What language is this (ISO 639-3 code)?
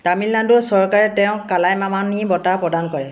asm